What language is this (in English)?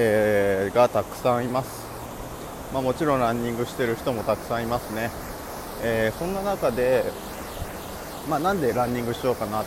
Japanese